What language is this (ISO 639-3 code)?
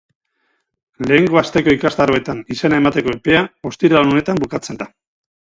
eus